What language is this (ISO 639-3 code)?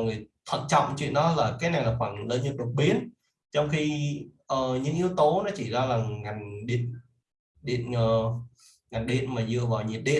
vie